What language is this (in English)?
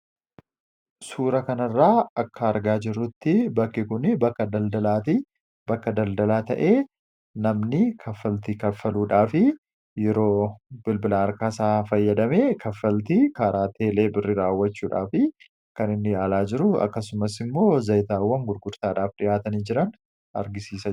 Oromo